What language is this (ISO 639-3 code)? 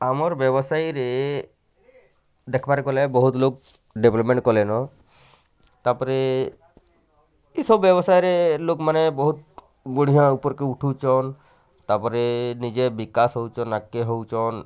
ori